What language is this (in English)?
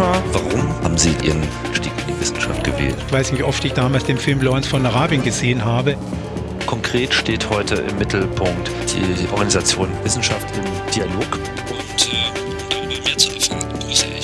German